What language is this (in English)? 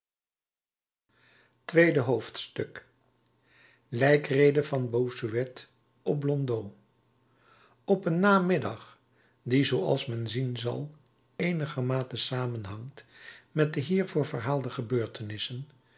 Dutch